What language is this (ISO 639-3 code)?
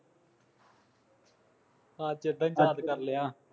pan